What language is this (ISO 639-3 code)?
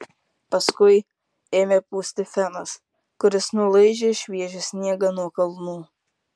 lit